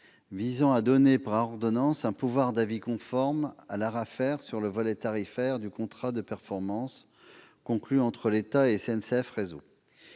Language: French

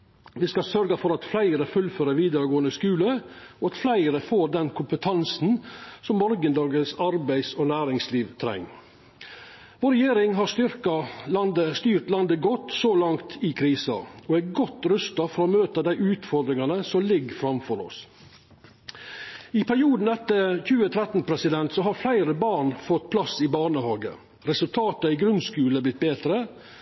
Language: Norwegian Nynorsk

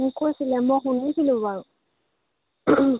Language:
Assamese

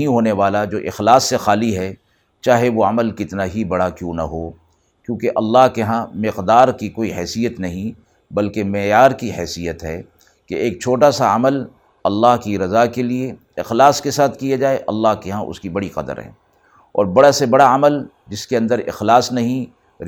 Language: Urdu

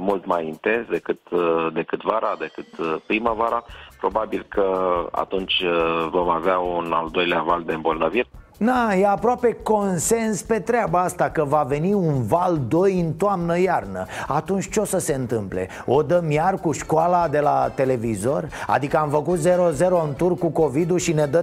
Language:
Romanian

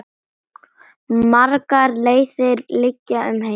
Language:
Icelandic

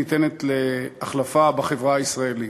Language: Hebrew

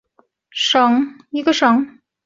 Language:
Chinese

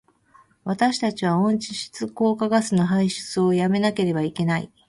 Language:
Japanese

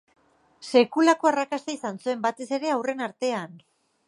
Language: Basque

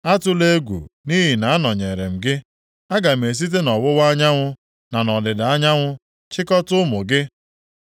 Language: Igbo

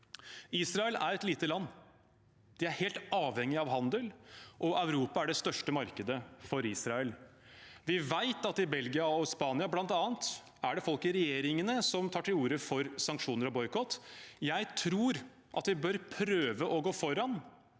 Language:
Norwegian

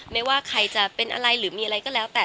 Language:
Thai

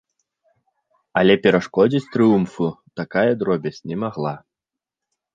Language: Belarusian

